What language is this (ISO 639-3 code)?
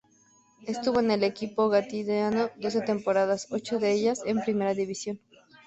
spa